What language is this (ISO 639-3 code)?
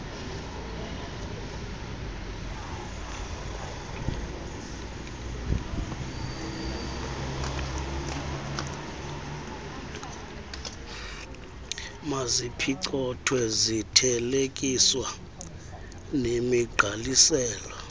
xho